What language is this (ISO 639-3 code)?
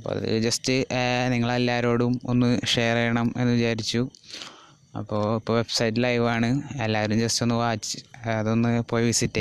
mal